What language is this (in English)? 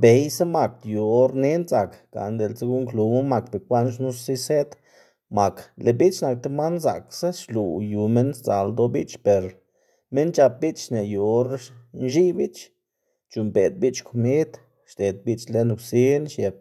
Xanaguía Zapotec